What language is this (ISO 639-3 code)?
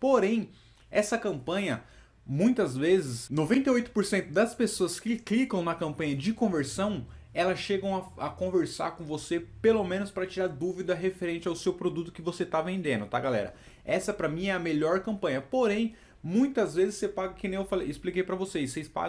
por